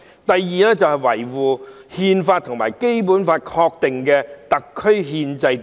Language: Cantonese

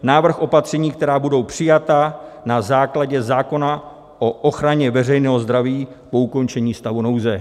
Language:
Czech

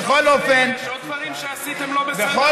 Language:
Hebrew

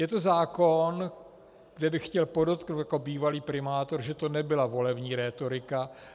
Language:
Czech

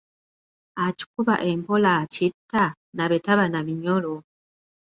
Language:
Ganda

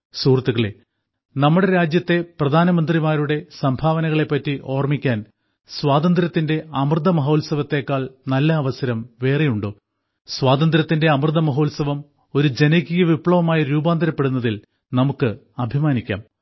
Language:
Malayalam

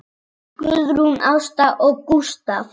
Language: Icelandic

